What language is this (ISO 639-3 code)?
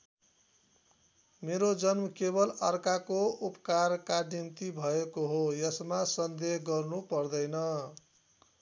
nep